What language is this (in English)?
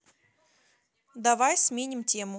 Russian